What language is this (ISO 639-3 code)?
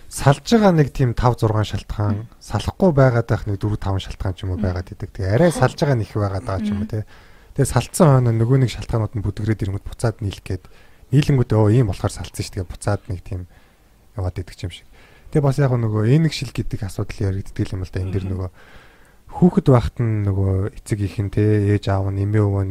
kor